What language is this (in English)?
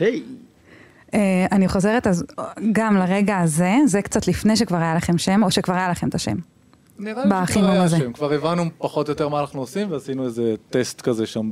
Hebrew